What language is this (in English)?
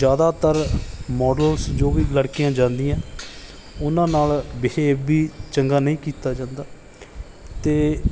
Punjabi